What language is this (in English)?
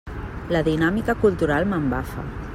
Catalan